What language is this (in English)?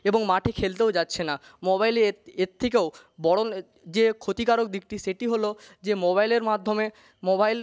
Bangla